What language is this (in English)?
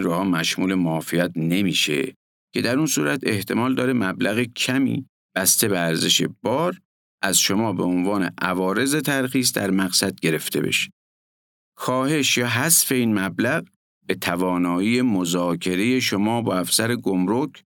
Persian